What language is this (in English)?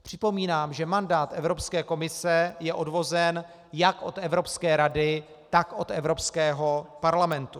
Czech